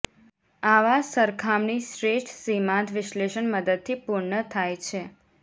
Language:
Gujarati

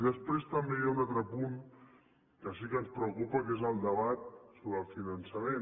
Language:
Catalan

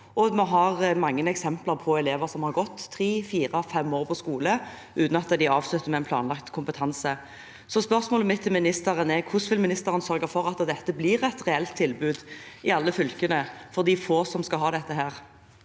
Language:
Norwegian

